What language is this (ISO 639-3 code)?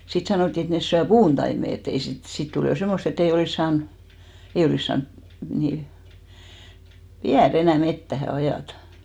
fin